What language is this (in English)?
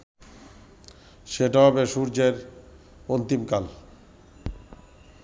Bangla